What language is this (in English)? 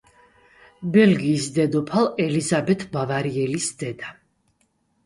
Georgian